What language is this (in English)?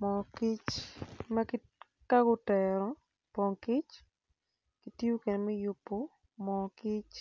Acoli